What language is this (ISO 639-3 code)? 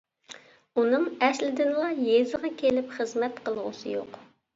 uig